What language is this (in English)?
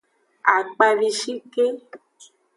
Aja (Benin)